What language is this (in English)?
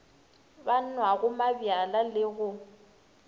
Northern Sotho